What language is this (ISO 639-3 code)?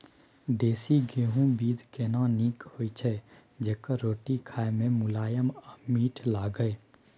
mai